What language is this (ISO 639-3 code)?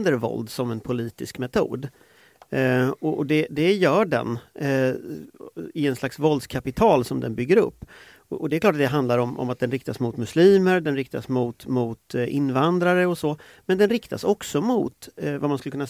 swe